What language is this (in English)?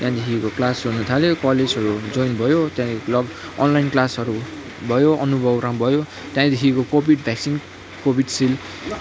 Nepali